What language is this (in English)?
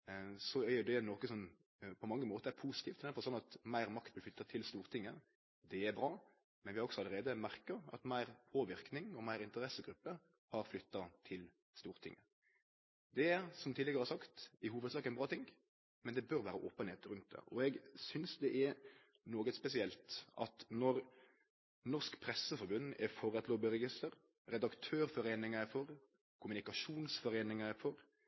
Norwegian Nynorsk